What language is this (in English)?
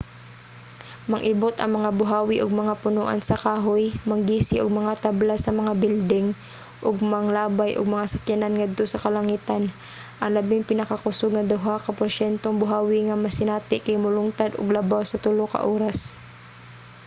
Cebuano